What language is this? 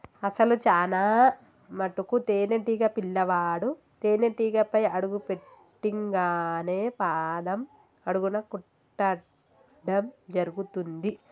Telugu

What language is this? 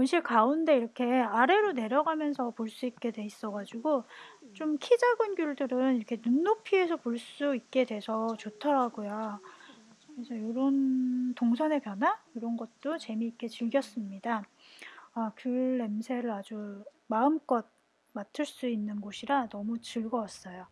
Korean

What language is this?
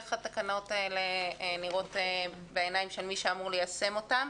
Hebrew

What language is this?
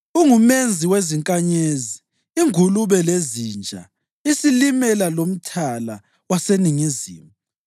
North Ndebele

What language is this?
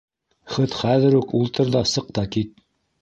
Bashkir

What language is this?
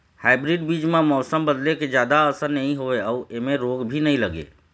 Chhattisgarhi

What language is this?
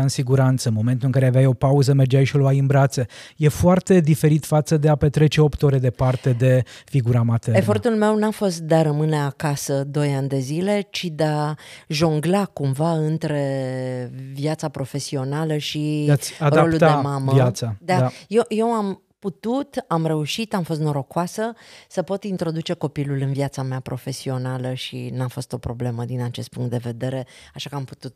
Romanian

